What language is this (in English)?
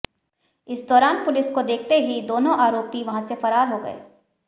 Hindi